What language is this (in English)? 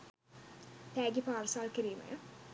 Sinhala